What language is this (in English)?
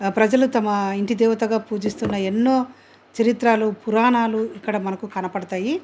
Telugu